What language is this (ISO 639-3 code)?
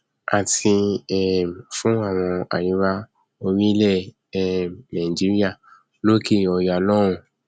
yor